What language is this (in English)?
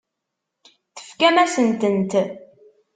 Kabyle